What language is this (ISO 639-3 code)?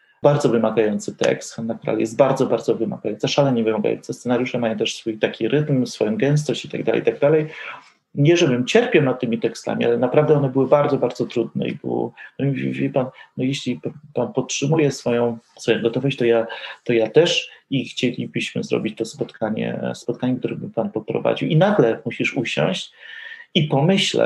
pol